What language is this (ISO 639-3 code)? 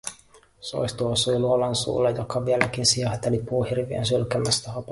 fin